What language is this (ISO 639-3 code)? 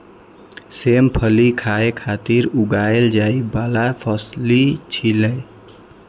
mai